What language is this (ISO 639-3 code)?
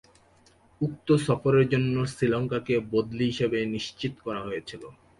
ben